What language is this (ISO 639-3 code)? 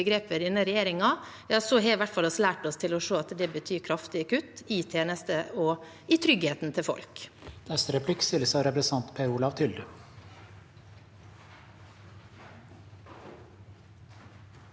nor